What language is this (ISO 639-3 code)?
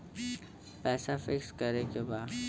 bho